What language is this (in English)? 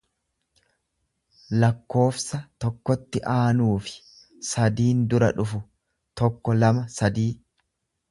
Oromo